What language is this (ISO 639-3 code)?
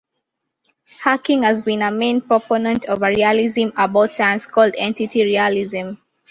eng